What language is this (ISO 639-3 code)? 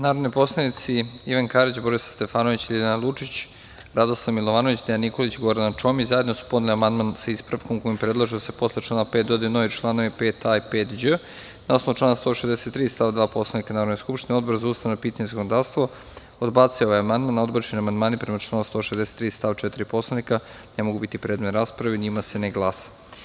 srp